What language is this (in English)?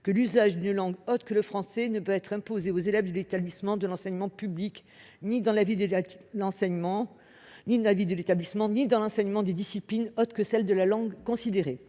French